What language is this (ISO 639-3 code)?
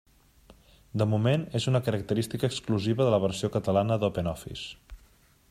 cat